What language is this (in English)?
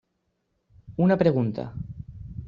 Catalan